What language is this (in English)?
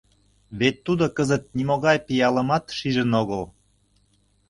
Mari